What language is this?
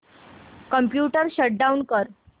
Marathi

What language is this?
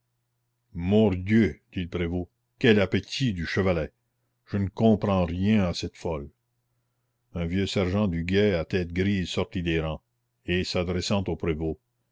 French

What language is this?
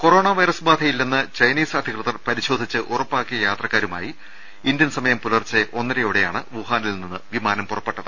Malayalam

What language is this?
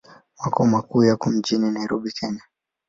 Swahili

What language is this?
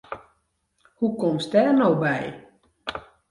Western Frisian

